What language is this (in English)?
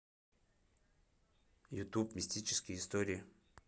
Russian